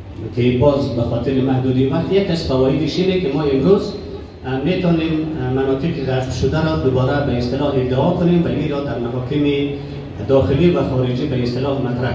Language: Persian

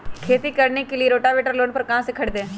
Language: Magahi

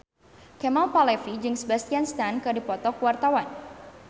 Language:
Sundanese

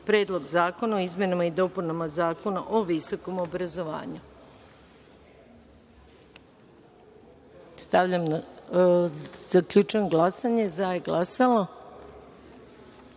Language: Serbian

